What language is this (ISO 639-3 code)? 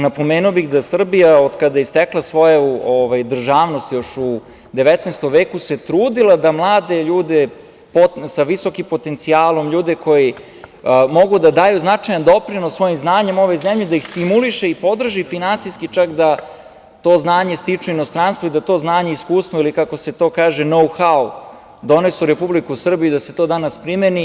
srp